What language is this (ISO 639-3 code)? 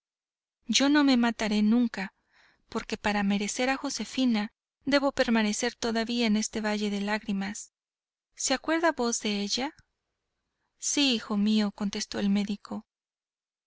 spa